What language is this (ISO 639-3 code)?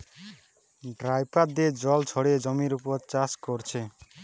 ben